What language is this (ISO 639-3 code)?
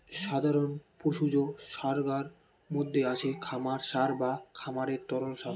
ben